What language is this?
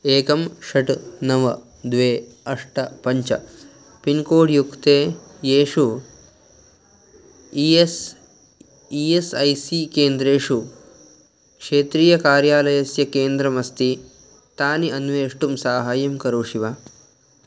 Sanskrit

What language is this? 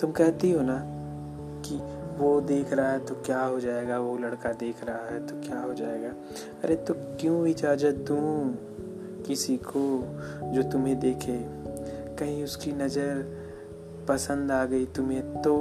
Hindi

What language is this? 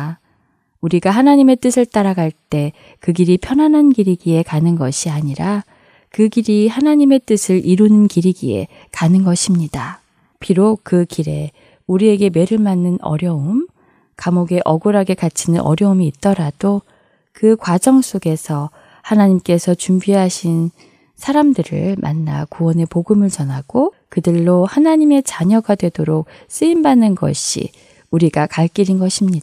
Korean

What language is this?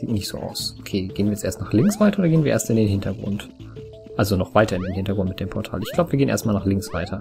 German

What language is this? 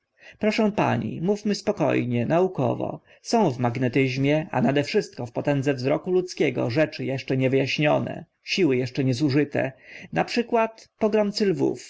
Polish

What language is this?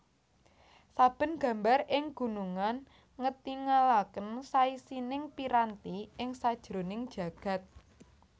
Javanese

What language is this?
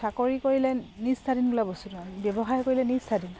Assamese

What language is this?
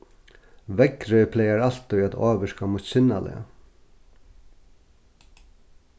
Faroese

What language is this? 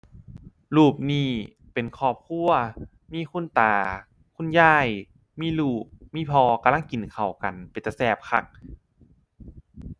Thai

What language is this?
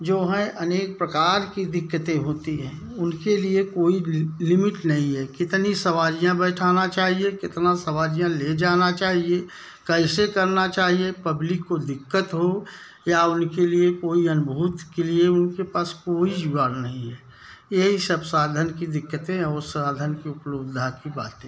Hindi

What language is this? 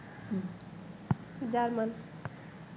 Bangla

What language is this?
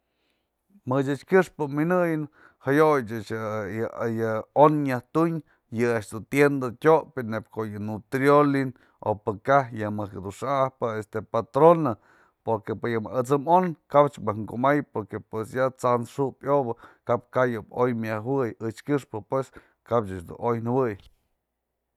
Mazatlán Mixe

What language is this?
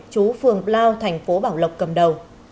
Vietnamese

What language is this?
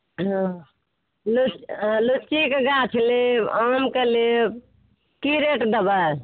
Maithili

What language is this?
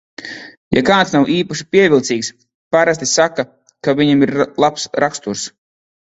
Latvian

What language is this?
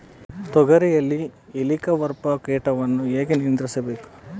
Kannada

